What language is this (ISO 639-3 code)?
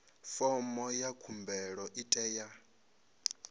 ven